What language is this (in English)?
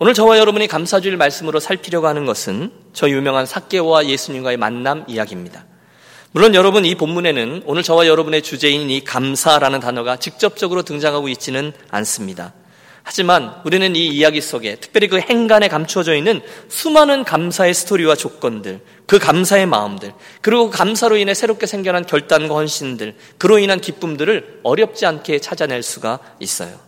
Korean